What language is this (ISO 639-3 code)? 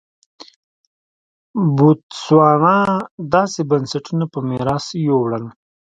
pus